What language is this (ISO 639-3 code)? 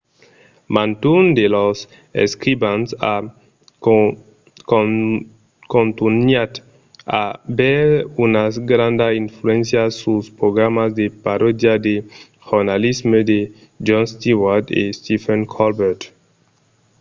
oci